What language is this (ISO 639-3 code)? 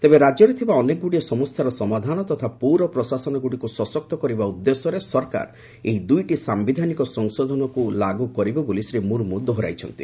ori